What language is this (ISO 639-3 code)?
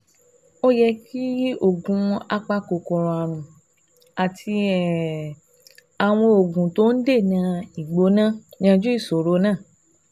yor